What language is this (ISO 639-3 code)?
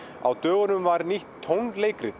isl